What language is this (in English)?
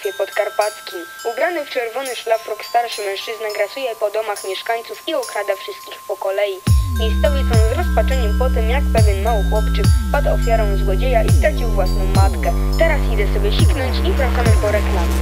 Polish